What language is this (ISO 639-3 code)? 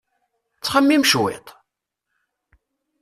kab